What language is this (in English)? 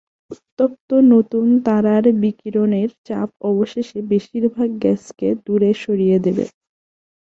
Bangla